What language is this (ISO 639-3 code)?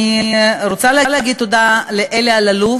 heb